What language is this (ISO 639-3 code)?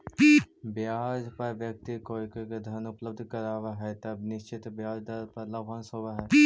mag